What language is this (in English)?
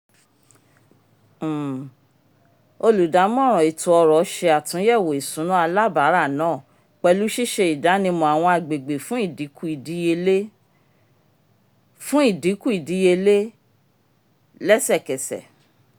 Yoruba